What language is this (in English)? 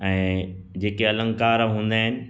Sindhi